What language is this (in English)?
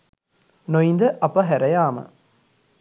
Sinhala